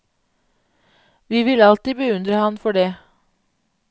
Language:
Norwegian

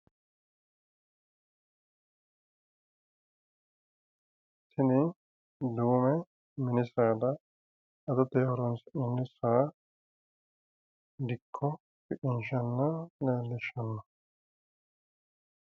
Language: Sidamo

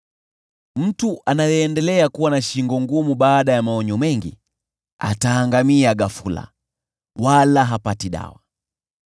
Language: Swahili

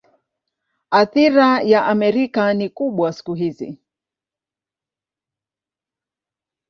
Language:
Swahili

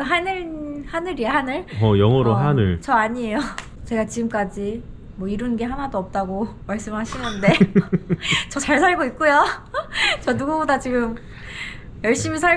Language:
Korean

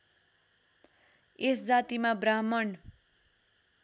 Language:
Nepali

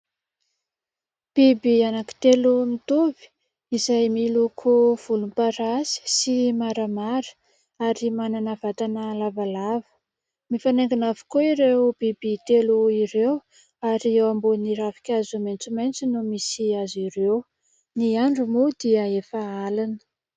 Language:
Malagasy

